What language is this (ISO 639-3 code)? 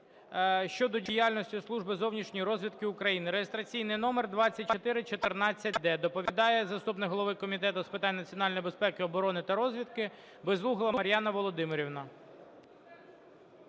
ukr